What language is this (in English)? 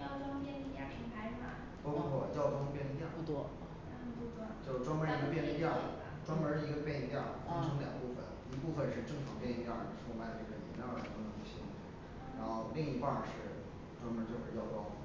Chinese